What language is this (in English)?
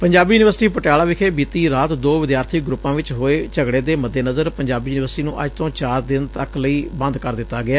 Punjabi